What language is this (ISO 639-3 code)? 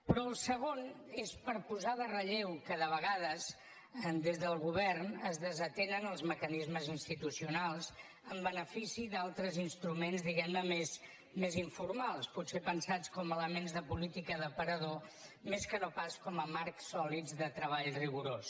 cat